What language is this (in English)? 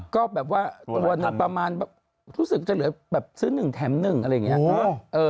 Thai